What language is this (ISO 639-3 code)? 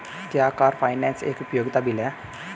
hin